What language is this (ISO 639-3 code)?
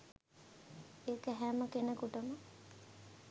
sin